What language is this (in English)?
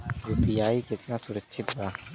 Bhojpuri